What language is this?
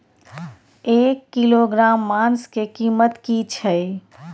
Maithili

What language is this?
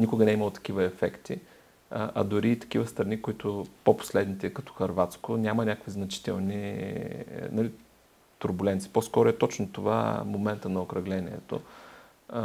Bulgarian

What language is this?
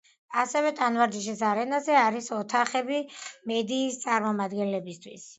Georgian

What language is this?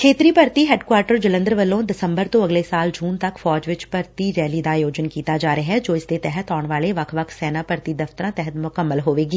Punjabi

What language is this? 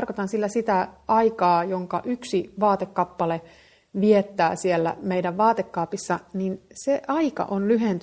Finnish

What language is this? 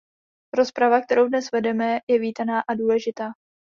Czech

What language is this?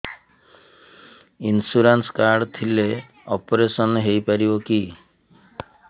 Odia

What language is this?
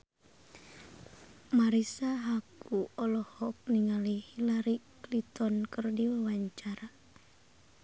Sundanese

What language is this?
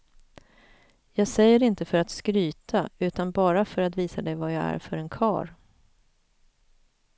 Swedish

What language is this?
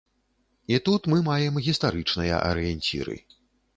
Belarusian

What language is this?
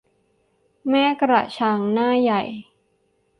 Thai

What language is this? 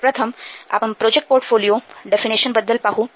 Marathi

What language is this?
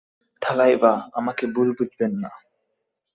Bangla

